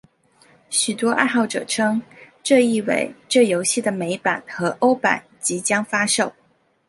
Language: Chinese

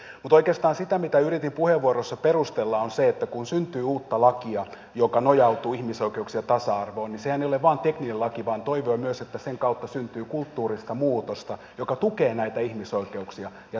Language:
Finnish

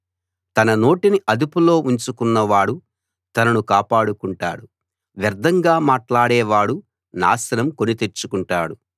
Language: Telugu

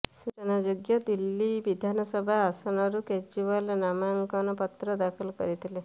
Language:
Odia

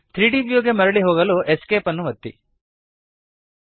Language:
Kannada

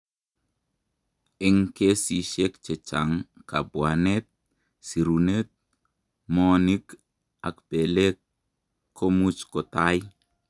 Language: Kalenjin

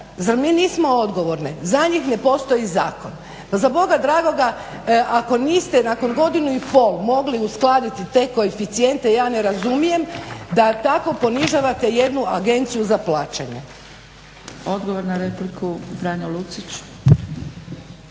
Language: Croatian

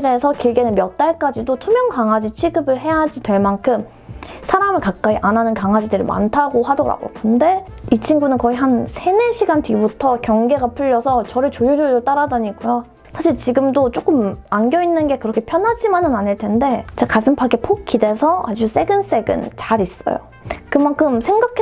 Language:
Korean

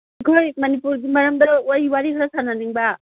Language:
Manipuri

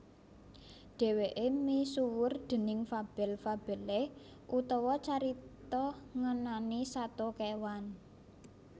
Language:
Javanese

